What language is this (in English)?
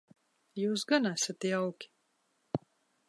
Latvian